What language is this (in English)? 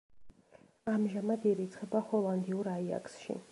Georgian